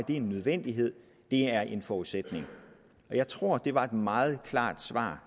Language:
Danish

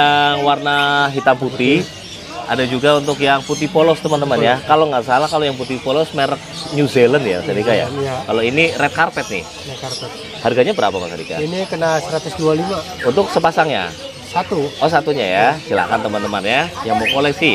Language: Indonesian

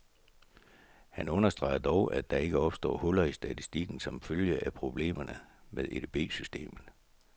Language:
Danish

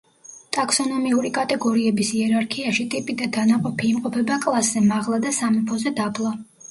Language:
Georgian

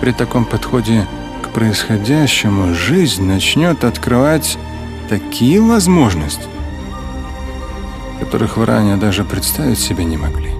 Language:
Russian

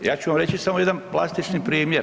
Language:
Croatian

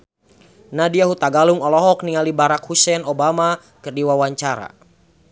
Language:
Sundanese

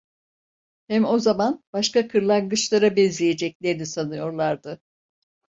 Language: Turkish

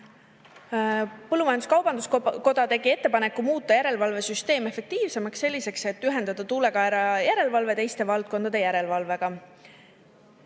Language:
Estonian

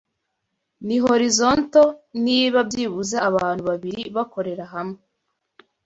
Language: Kinyarwanda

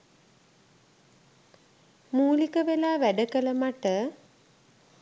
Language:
Sinhala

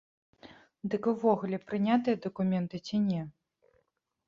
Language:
Belarusian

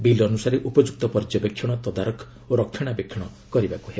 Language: Odia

